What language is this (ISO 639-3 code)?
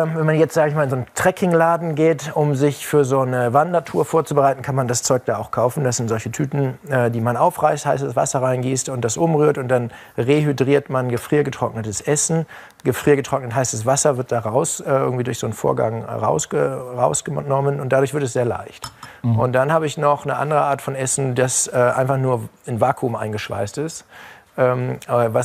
deu